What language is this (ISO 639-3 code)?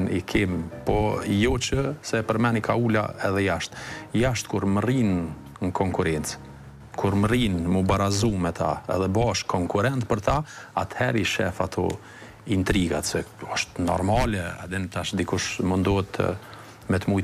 ron